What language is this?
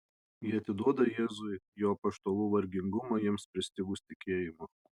Lithuanian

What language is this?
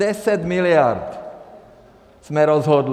Czech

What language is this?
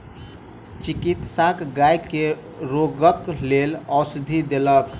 Maithili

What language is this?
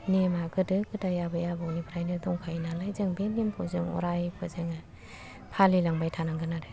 Bodo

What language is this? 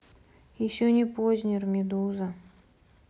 Russian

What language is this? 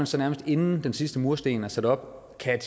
Danish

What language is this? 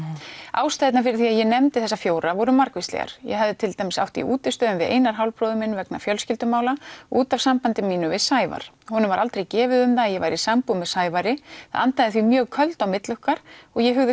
Icelandic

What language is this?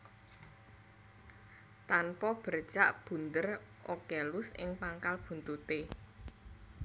Javanese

